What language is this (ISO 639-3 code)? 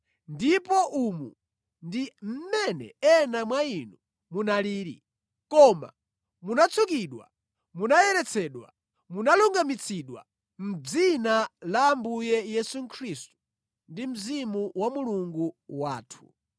nya